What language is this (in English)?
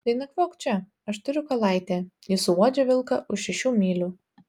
Lithuanian